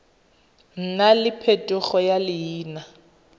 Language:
Tswana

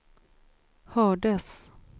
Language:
Swedish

